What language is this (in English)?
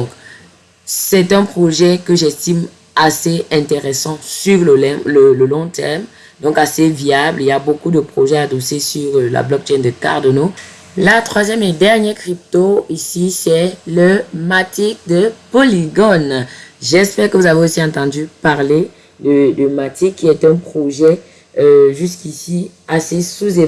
French